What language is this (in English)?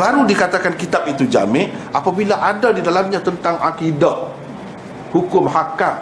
Malay